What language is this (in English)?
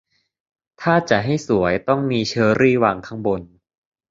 Thai